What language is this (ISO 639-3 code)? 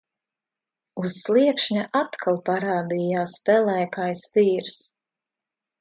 lav